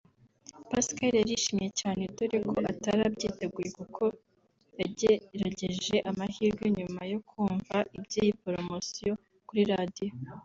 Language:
Kinyarwanda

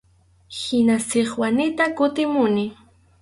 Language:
Arequipa-La Unión Quechua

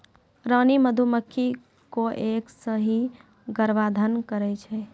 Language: Maithili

